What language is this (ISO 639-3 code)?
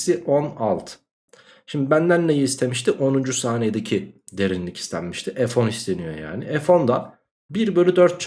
tur